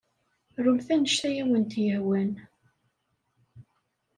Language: Kabyle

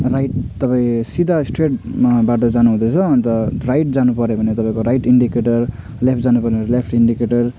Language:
Nepali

